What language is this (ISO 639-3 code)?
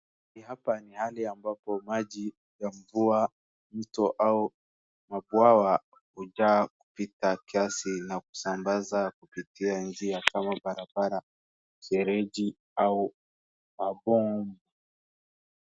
swa